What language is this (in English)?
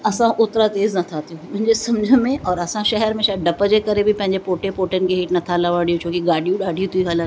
Sindhi